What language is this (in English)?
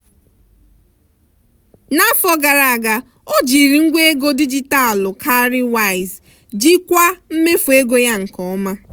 Igbo